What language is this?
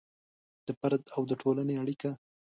Pashto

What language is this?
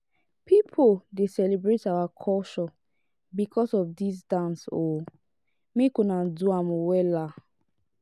Nigerian Pidgin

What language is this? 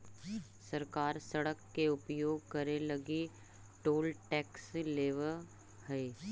Magahi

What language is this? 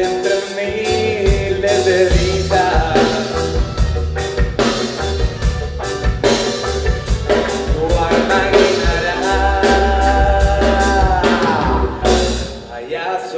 Indonesian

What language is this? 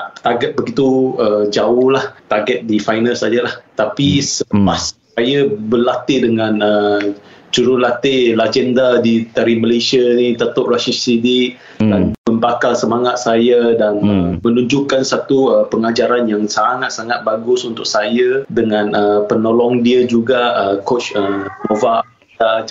Malay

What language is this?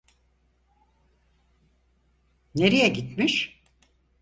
Turkish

